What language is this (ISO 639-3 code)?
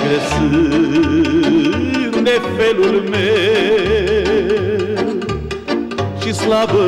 ron